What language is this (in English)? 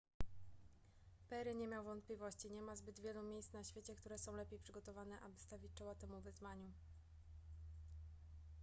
Polish